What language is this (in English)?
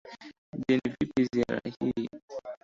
Swahili